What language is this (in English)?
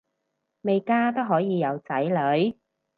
Cantonese